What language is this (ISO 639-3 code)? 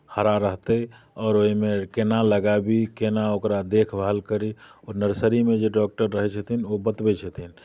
mai